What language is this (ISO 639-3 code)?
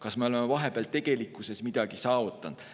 est